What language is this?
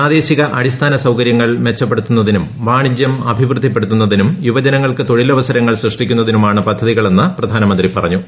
Malayalam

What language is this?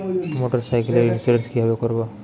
Bangla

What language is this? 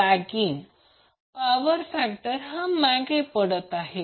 Marathi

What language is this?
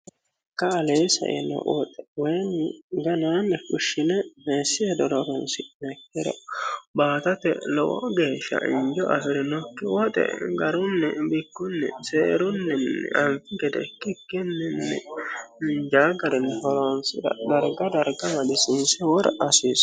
Sidamo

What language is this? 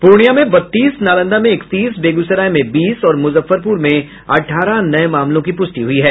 Hindi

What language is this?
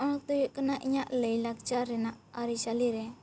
Santali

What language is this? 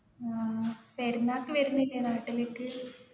Malayalam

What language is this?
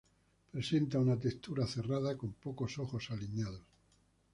Spanish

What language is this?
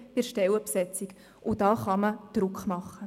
Swiss German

